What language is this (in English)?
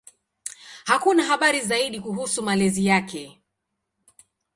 Swahili